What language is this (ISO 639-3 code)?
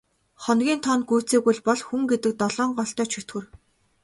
mon